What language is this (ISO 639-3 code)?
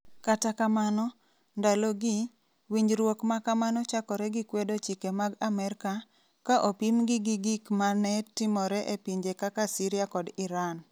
luo